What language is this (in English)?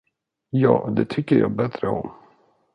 Swedish